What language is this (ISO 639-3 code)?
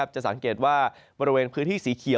tha